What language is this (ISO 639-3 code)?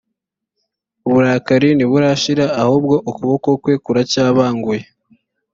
kin